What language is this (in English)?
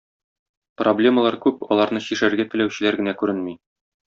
Tatar